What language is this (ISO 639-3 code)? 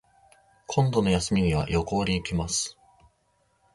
jpn